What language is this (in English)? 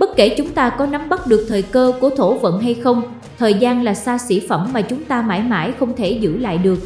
Vietnamese